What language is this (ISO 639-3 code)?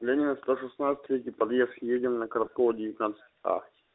rus